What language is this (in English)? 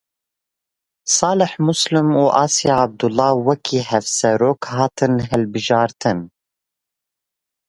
Kurdish